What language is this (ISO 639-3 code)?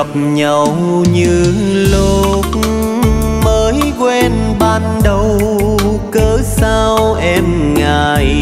vie